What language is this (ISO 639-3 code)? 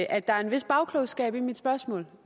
dan